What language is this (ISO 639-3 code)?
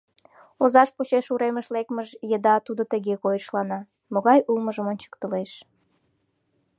chm